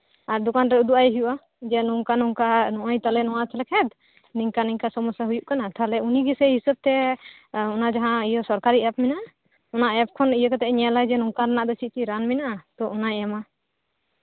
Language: Santali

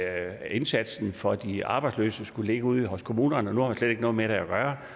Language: Danish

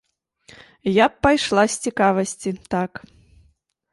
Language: Belarusian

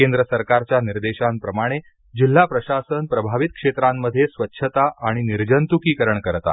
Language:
Marathi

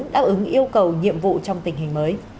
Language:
Vietnamese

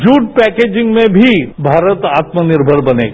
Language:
Hindi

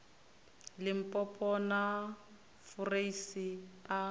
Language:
Venda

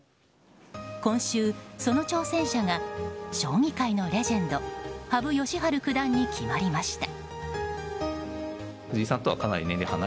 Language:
Japanese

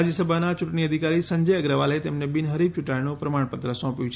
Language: Gujarati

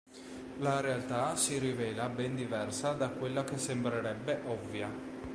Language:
Italian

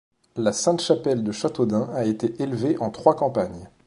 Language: French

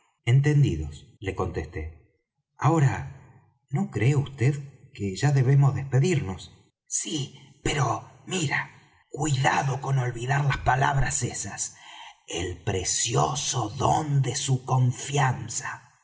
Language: Spanish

